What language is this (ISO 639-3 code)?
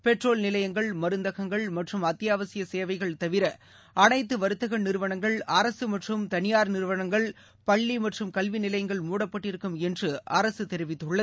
tam